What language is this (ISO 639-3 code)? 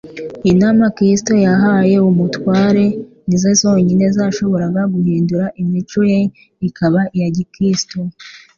kin